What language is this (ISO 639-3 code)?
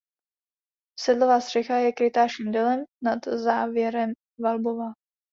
ces